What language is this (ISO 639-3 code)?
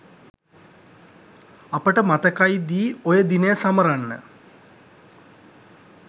sin